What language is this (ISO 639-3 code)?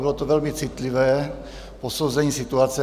ces